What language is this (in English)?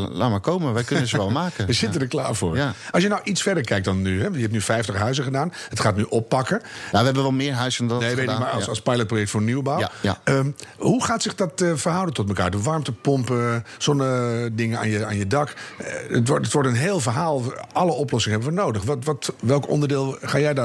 Dutch